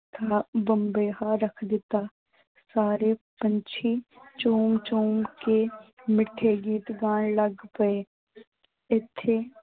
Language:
Punjabi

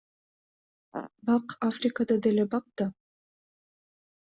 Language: Kyrgyz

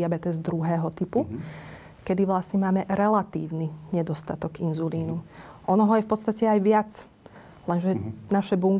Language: Slovak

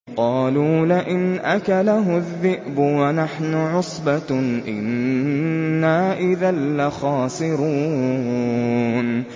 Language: Arabic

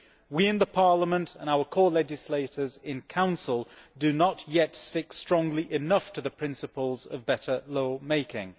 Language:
English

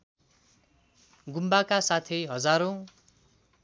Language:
Nepali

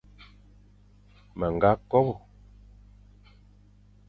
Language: Fang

